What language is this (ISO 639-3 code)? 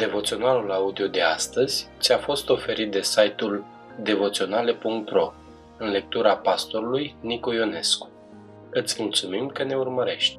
ron